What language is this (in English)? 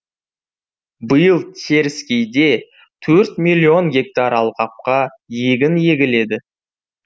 Kazakh